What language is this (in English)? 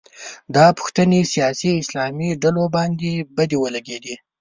Pashto